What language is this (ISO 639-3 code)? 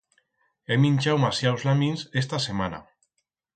arg